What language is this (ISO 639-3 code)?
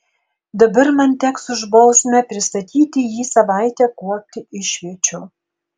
lit